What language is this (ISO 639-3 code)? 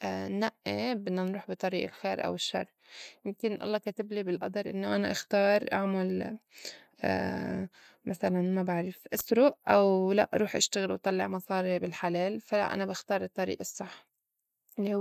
apc